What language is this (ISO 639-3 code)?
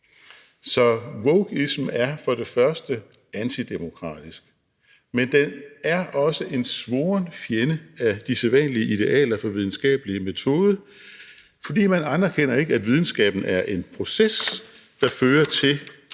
dan